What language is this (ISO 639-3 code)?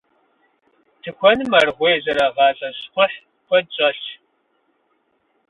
kbd